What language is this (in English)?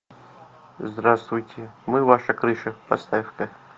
Russian